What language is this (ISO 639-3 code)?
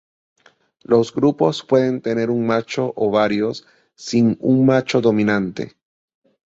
spa